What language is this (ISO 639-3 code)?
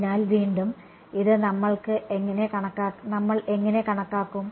mal